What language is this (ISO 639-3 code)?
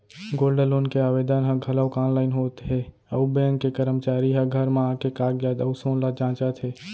hne